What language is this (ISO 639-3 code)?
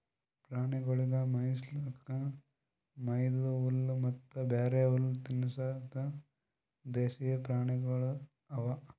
kan